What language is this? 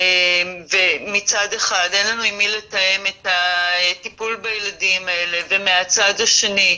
Hebrew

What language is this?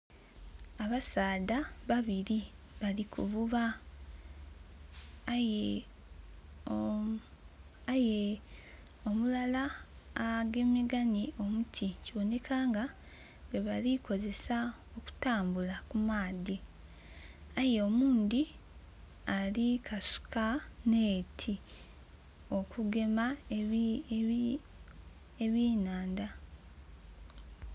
Soga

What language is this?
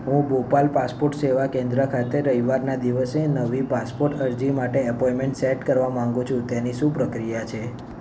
Gujarati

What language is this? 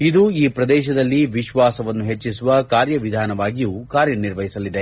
Kannada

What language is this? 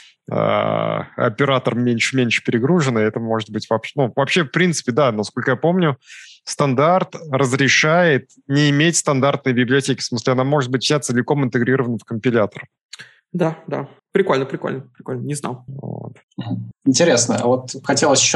Russian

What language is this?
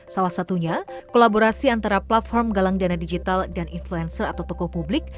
Indonesian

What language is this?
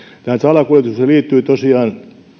Finnish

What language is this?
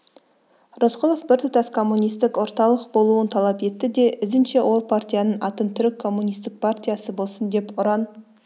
Kazakh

